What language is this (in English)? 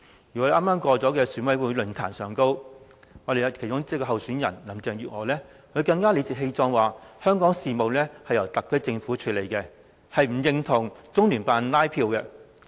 Cantonese